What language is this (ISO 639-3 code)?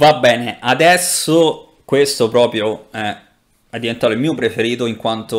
ita